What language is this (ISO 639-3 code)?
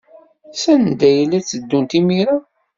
kab